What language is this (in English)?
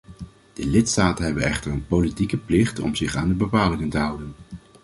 Dutch